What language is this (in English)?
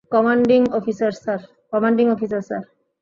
Bangla